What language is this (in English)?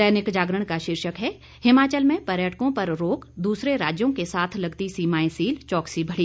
Hindi